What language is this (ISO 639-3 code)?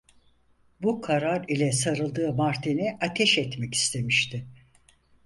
tur